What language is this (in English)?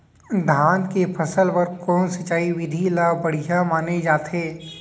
Chhattisgarhi